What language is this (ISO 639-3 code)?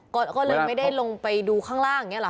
tha